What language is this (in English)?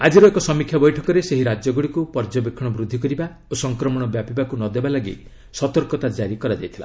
Odia